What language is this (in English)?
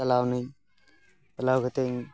Santali